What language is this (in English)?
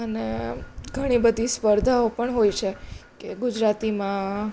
Gujarati